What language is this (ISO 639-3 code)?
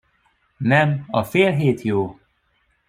hun